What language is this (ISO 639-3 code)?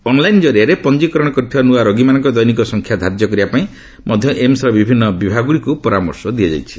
ori